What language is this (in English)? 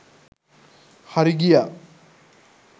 Sinhala